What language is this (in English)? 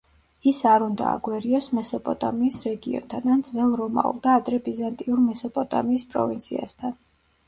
Georgian